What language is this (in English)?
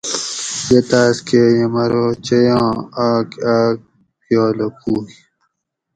Gawri